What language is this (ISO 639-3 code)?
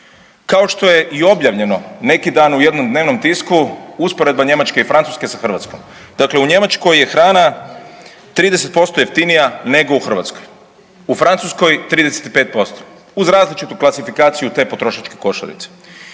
hrv